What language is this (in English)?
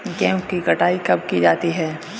Hindi